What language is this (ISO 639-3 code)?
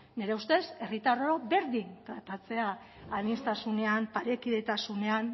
eus